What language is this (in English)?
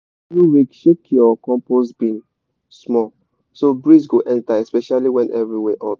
Nigerian Pidgin